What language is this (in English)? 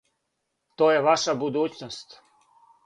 Serbian